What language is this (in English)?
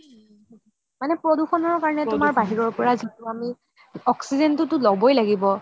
Assamese